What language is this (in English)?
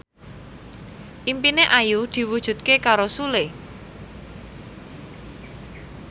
Javanese